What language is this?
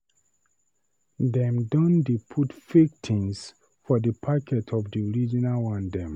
Nigerian Pidgin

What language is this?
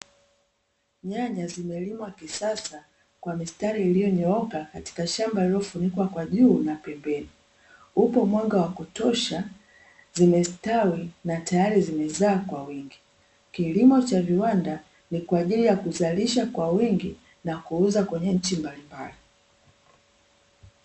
Swahili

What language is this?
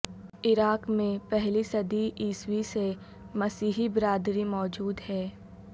Urdu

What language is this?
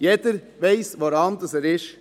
Swiss German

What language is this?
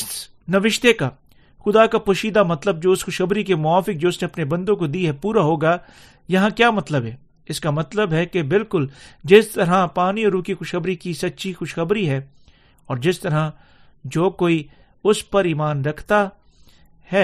Urdu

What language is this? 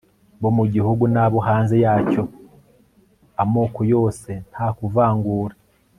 Kinyarwanda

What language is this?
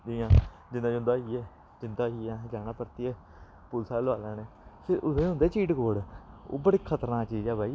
Dogri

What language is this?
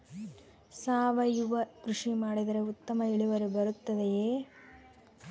Kannada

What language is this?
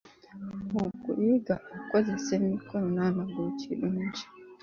Ganda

